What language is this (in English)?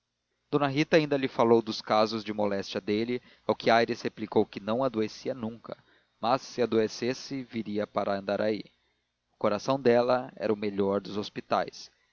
Portuguese